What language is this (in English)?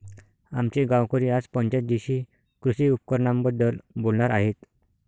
Marathi